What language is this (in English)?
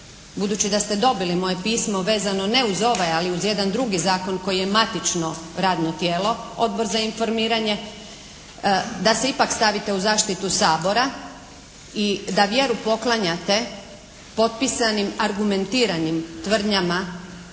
Croatian